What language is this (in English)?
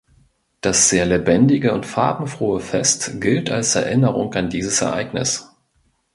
German